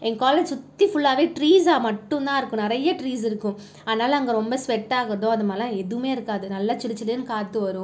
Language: Tamil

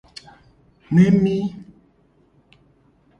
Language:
Gen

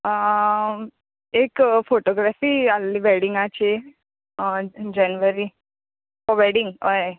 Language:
Konkani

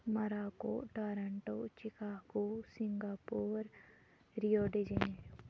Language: Kashmiri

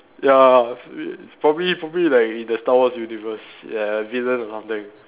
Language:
English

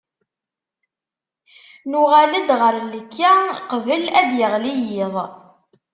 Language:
Kabyle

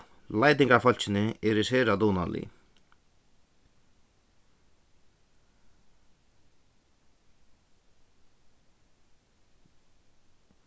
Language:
Faroese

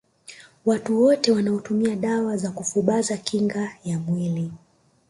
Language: Swahili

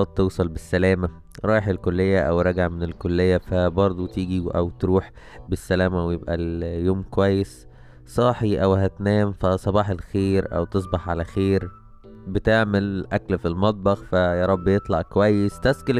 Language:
Arabic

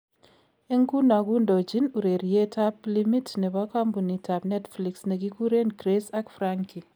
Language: Kalenjin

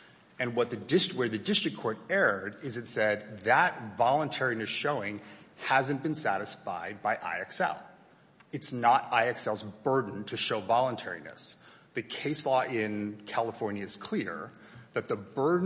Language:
English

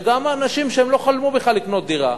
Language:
Hebrew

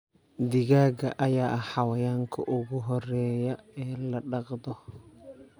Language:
Somali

